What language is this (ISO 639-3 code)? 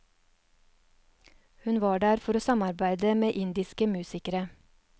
nor